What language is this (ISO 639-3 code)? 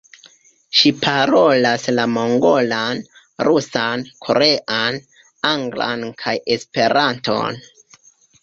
epo